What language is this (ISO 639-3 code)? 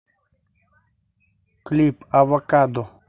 rus